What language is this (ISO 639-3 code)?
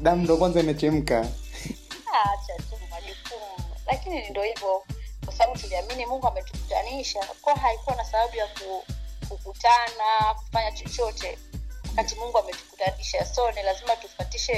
swa